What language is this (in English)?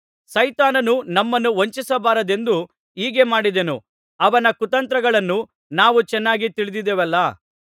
Kannada